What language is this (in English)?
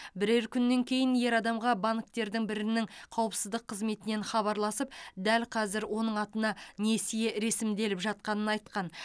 Kazakh